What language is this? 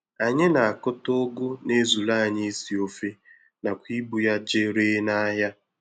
Igbo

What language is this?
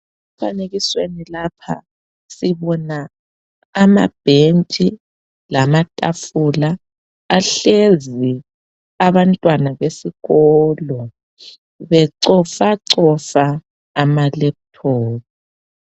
North Ndebele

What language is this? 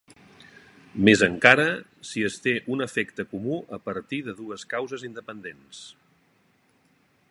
Catalan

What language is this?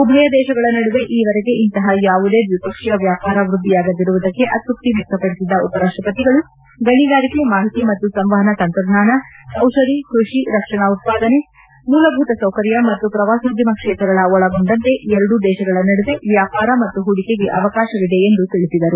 Kannada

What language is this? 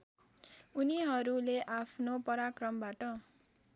Nepali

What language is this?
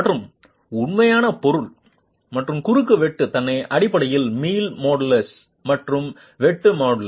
Tamil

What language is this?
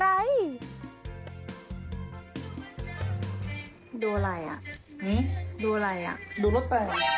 Thai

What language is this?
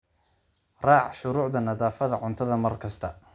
Somali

